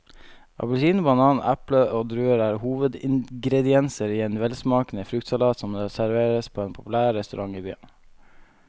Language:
Norwegian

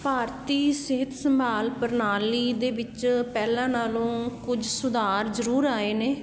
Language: Punjabi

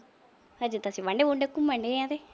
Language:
Punjabi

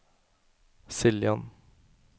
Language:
Norwegian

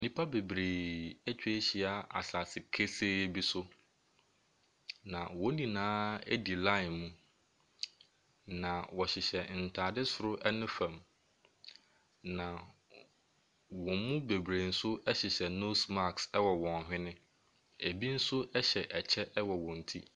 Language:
Akan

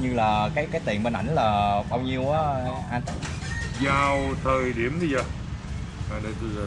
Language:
Vietnamese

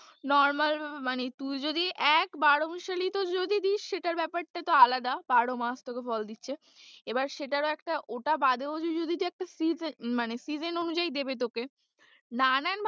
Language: Bangla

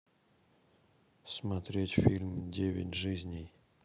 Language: Russian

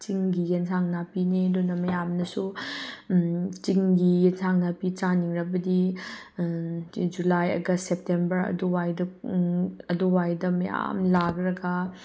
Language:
Manipuri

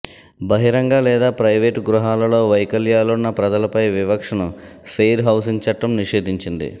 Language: Telugu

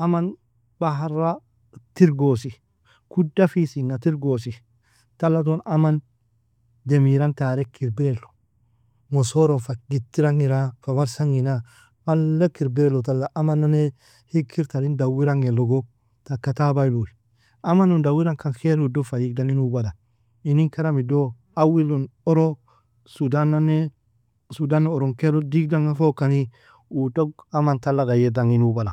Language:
Nobiin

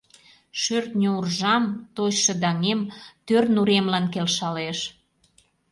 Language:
Mari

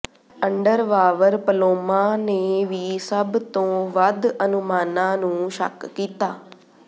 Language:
Punjabi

